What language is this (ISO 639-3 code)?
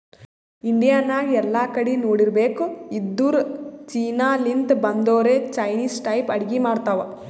kan